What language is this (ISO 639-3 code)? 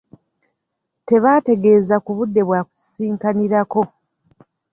lug